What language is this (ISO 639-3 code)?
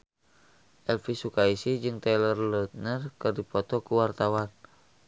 sun